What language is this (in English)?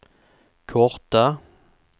Swedish